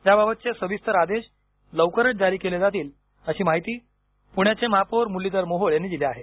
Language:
Marathi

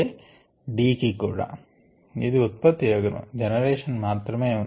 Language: Telugu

